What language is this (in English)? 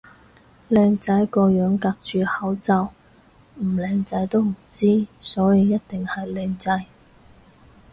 Cantonese